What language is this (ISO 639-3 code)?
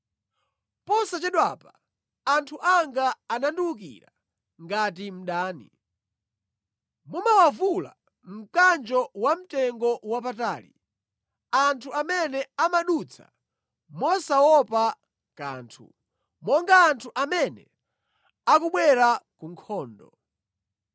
nya